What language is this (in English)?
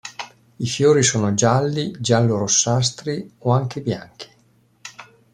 Italian